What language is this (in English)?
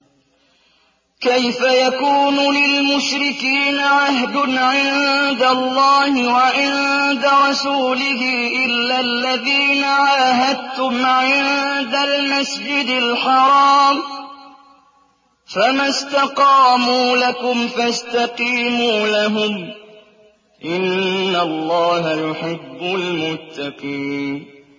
Arabic